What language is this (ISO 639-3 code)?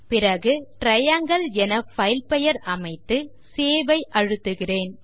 tam